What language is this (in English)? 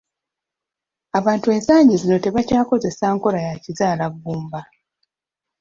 Ganda